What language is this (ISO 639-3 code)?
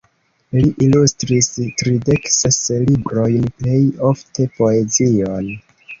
epo